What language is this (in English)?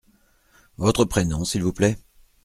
French